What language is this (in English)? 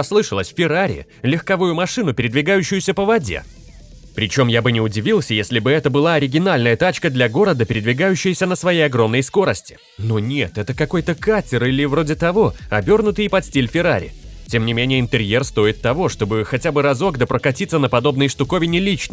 Russian